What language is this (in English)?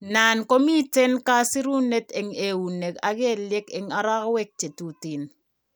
Kalenjin